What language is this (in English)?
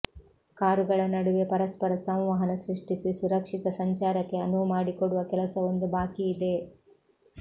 Kannada